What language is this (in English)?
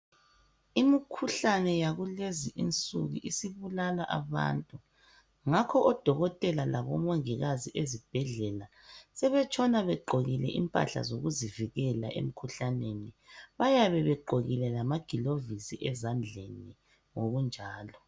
North Ndebele